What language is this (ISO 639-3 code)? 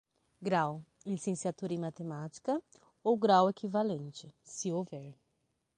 por